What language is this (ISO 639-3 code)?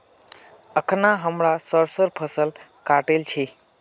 mag